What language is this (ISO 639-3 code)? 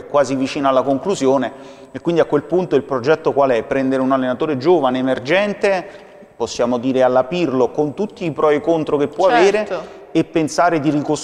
ita